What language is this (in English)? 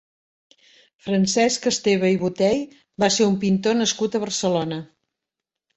Catalan